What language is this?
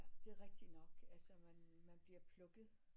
Danish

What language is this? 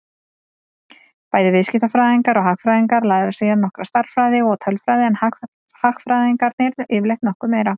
Icelandic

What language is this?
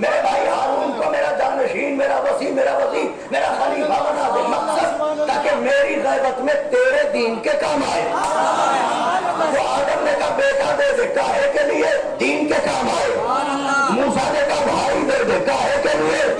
Hindi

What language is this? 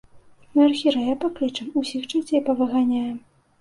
Belarusian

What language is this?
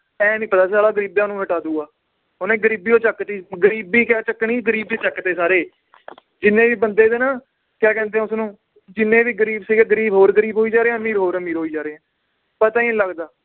Punjabi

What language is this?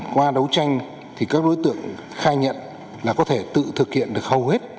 Vietnamese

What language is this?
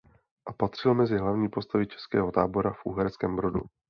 Czech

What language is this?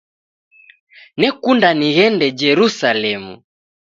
Taita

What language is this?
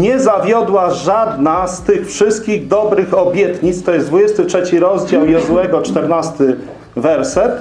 Polish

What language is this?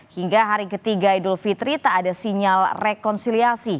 Indonesian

